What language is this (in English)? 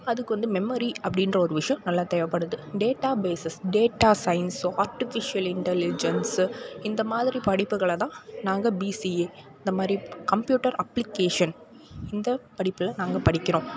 Tamil